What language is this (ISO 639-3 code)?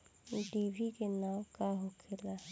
bho